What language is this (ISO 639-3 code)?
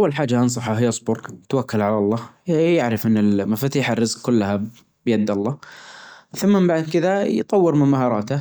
ars